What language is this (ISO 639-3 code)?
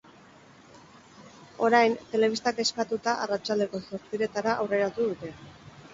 eus